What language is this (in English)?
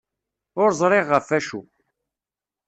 Kabyle